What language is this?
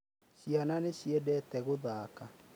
Kikuyu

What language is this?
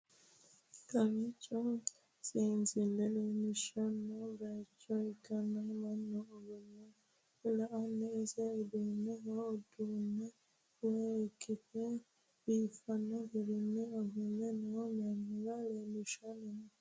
Sidamo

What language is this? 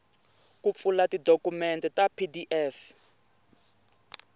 Tsonga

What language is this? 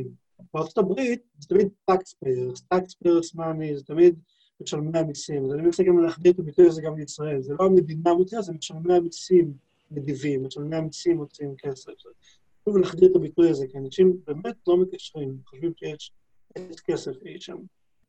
Hebrew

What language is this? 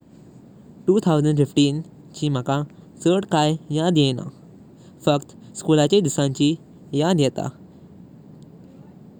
Konkani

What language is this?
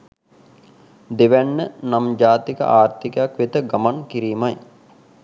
Sinhala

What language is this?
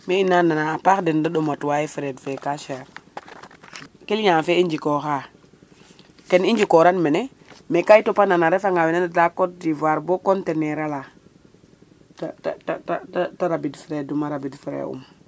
Serer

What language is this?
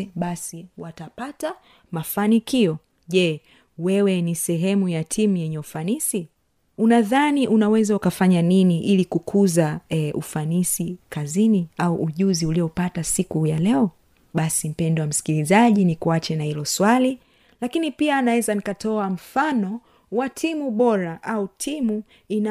Swahili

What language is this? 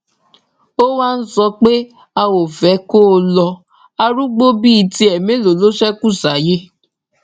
Yoruba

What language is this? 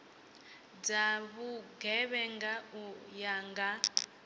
Venda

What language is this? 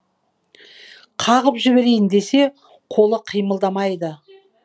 Kazakh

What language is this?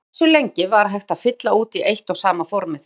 Icelandic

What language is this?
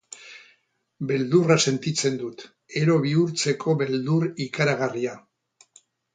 Basque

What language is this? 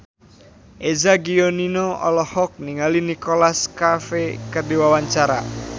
Sundanese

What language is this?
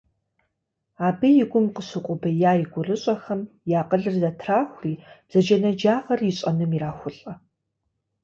Kabardian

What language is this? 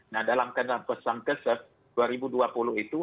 Indonesian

